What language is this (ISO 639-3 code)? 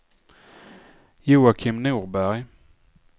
swe